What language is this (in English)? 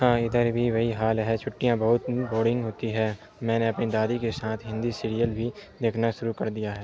Urdu